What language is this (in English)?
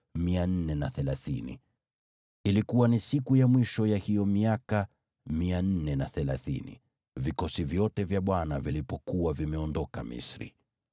Swahili